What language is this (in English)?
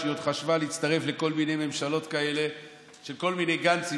Hebrew